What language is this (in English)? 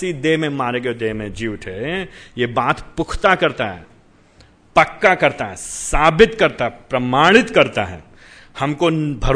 Hindi